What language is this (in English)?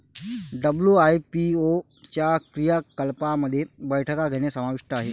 Marathi